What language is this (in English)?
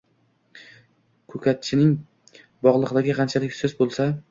Uzbek